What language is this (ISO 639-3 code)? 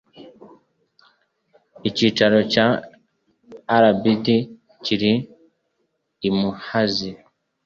kin